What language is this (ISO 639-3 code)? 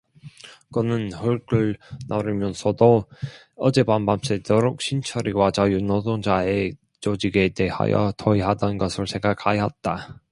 kor